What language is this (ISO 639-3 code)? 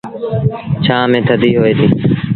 sbn